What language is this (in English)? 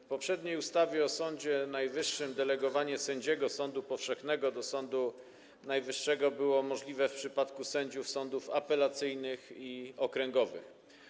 Polish